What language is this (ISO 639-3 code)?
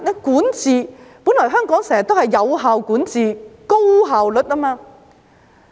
yue